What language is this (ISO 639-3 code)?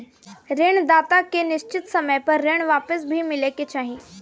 bho